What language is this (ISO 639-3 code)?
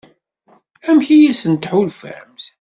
kab